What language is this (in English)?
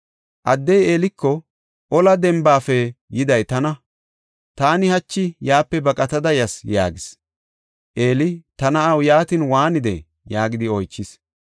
Gofa